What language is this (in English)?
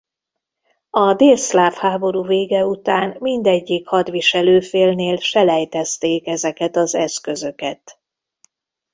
Hungarian